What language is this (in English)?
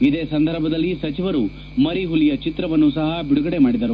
Kannada